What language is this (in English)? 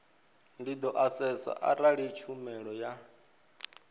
Venda